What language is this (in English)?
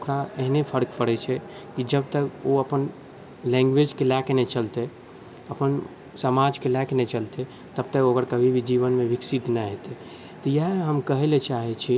Maithili